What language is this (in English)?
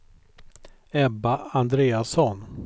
Swedish